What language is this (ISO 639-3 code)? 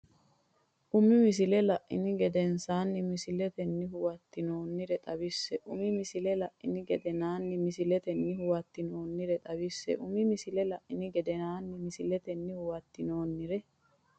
sid